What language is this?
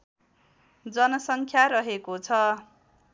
Nepali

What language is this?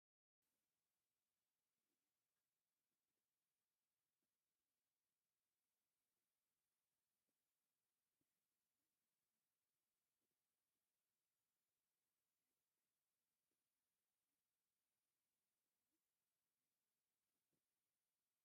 Tigrinya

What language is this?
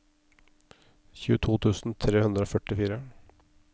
Norwegian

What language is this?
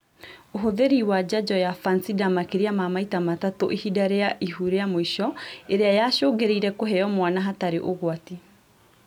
Kikuyu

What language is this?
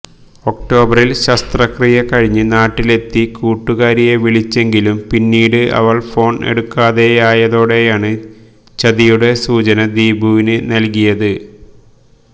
Malayalam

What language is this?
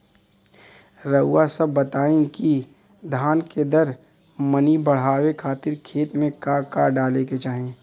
Bhojpuri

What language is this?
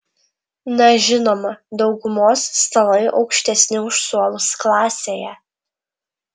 Lithuanian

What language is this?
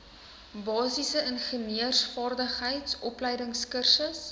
Afrikaans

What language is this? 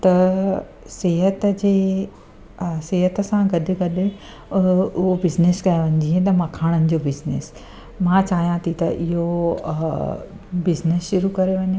Sindhi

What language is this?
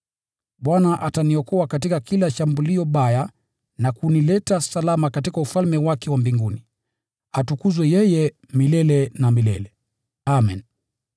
Swahili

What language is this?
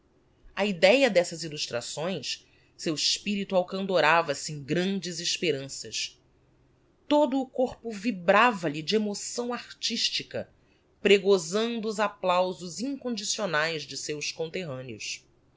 Portuguese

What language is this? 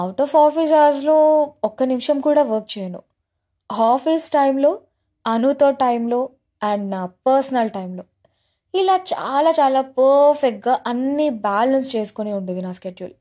Telugu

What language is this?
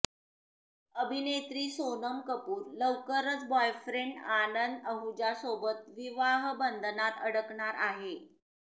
Marathi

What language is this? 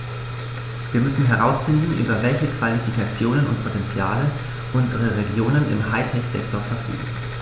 German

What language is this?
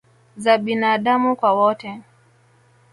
Swahili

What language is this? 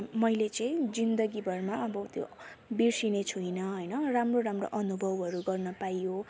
Nepali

